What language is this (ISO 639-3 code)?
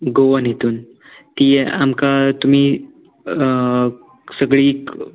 kok